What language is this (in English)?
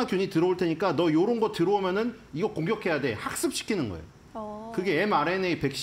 Korean